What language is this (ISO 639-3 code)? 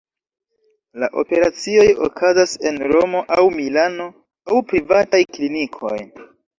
epo